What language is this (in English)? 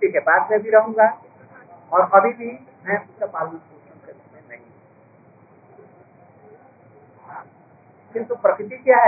Hindi